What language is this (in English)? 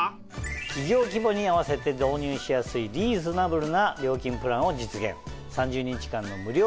Japanese